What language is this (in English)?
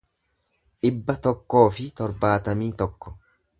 Oromo